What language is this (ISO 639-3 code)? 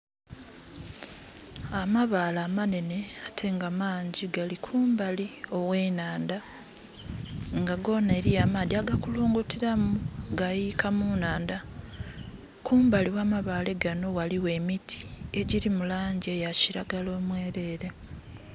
xog